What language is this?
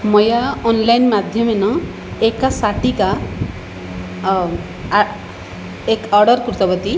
Sanskrit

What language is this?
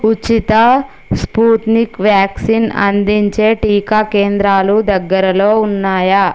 Telugu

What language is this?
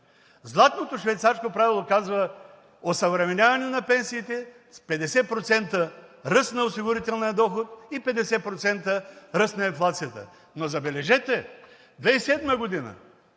Bulgarian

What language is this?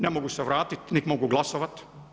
Croatian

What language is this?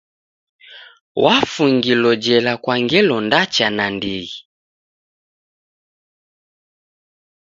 Taita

